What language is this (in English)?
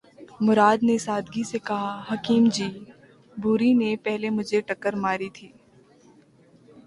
Urdu